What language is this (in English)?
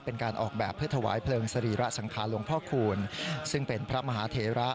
Thai